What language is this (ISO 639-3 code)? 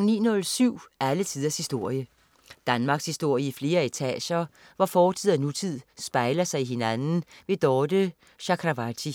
dan